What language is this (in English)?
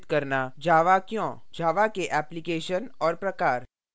Hindi